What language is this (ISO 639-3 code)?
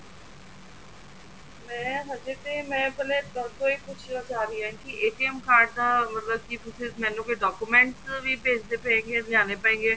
pan